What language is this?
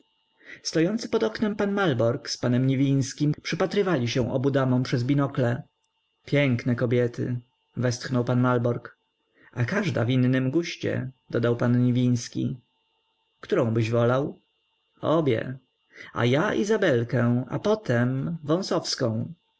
Polish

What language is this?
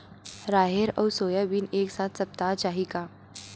Chhattisgarhi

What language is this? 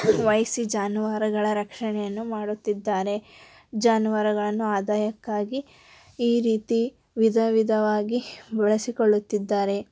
Kannada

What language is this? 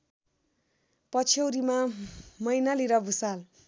Nepali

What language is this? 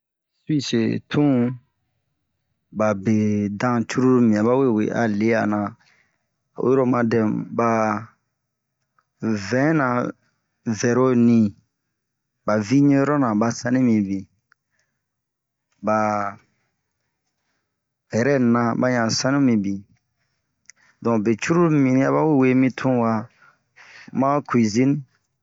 Bomu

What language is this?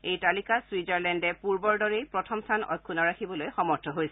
Assamese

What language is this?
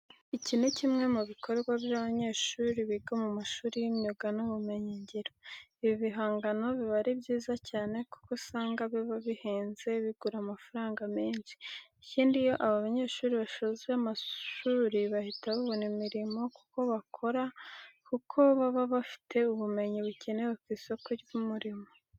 Kinyarwanda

